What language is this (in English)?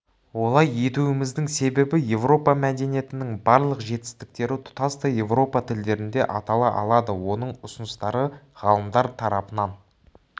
Kazakh